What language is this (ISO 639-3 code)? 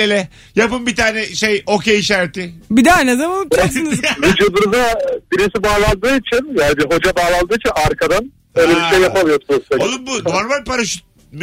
tur